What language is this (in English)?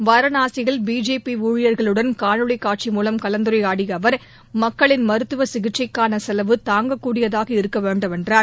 Tamil